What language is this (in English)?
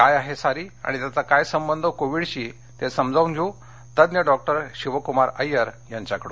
Marathi